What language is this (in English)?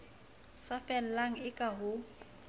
Southern Sotho